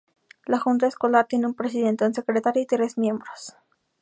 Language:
Spanish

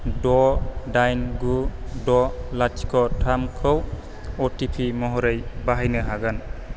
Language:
Bodo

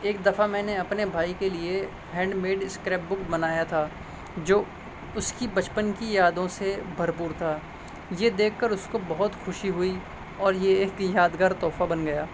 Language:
Urdu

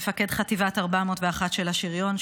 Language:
Hebrew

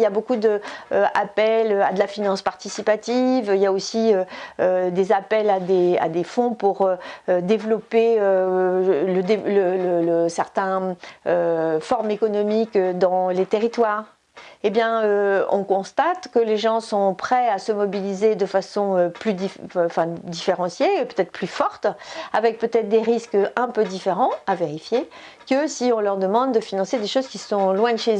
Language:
French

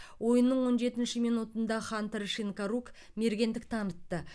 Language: Kazakh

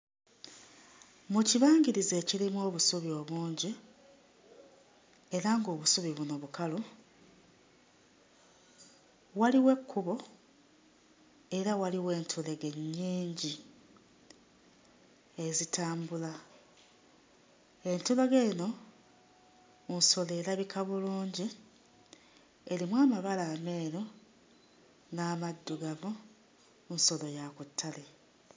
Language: Ganda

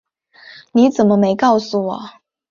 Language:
Chinese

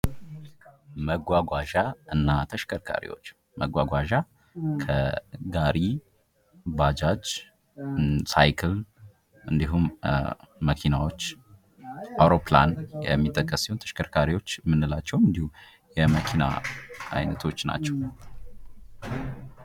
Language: Amharic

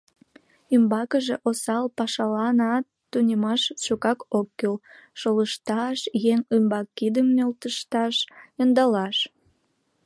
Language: Mari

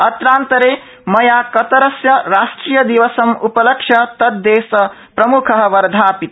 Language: Sanskrit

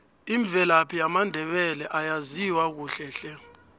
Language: South Ndebele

